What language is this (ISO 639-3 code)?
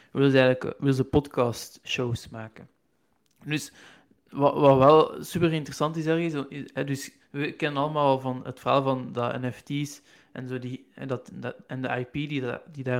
nld